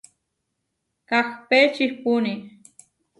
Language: Huarijio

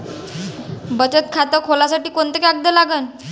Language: Marathi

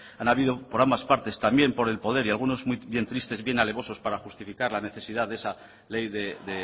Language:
Spanish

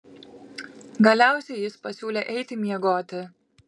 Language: Lithuanian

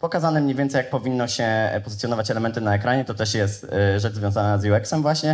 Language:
Polish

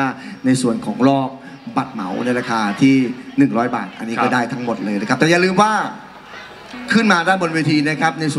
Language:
Thai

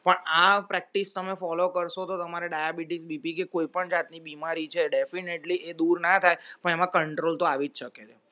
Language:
Gujarati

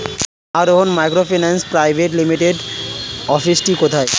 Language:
Bangla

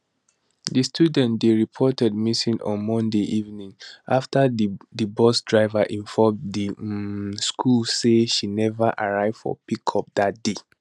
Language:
Nigerian Pidgin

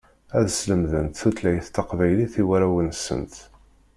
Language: Kabyle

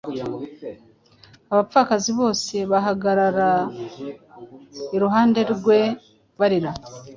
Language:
Kinyarwanda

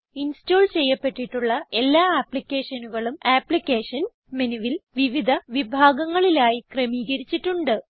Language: Malayalam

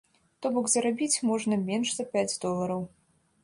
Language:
Belarusian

